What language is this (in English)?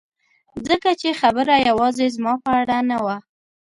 Pashto